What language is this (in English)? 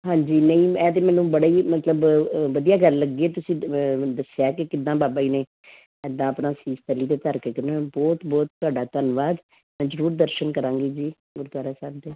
Punjabi